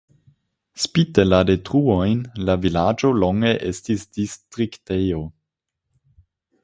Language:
Esperanto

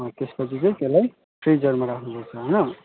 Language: Nepali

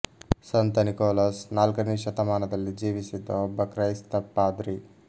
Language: Kannada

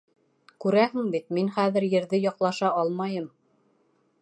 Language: Bashkir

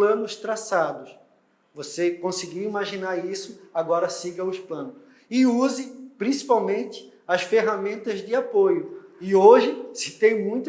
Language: Portuguese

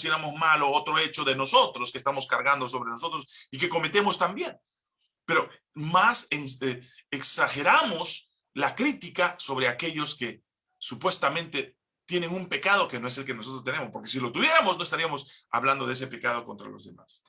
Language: Spanish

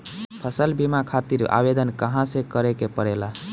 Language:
Bhojpuri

